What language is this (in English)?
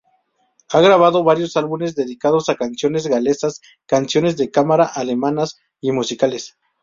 Spanish